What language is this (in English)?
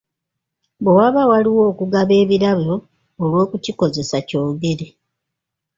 Ganda